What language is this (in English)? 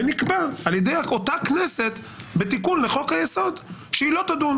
Hebrew